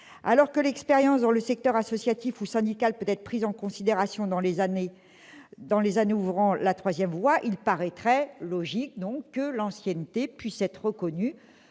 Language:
French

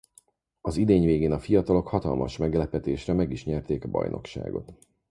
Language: Hungarian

